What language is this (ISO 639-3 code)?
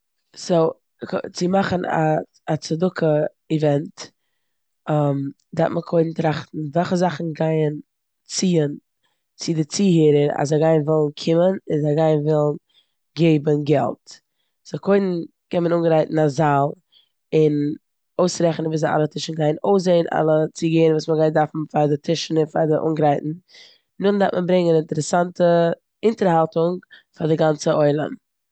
yid